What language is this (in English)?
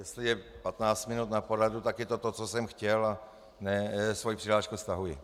Czech